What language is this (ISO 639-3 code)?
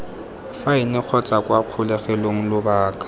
tsn